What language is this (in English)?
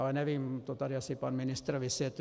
Czech